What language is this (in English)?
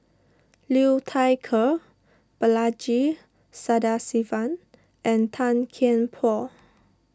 English